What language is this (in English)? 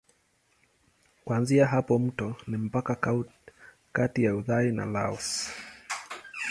Swahili